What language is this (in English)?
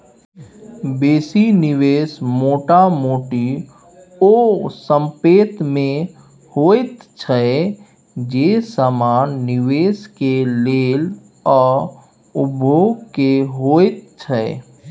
Maithili